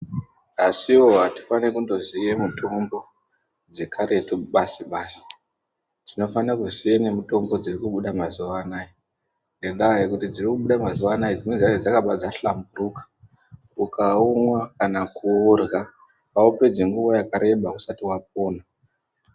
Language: Ndau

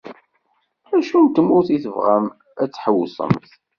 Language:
Kabyle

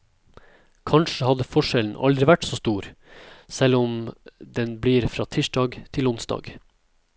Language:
Norwegian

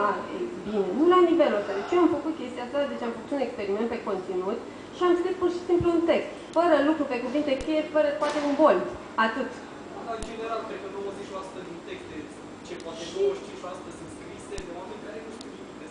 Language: Romanian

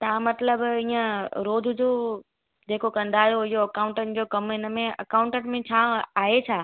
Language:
Sindhi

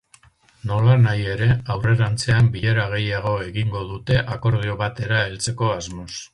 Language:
Basque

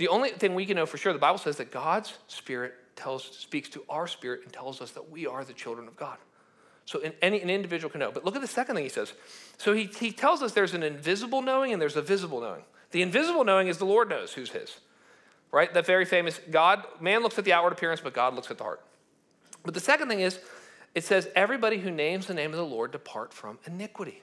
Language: English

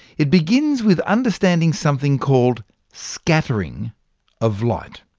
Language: English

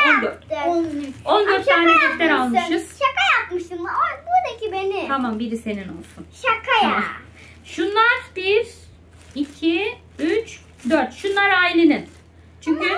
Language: Turkish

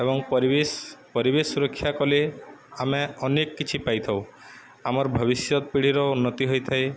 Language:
Odia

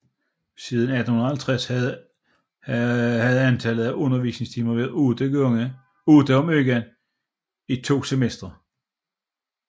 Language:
Danish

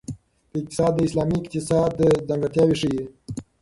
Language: Pashto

